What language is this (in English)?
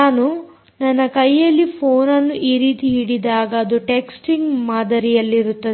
Kannada